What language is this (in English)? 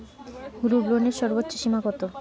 Bangla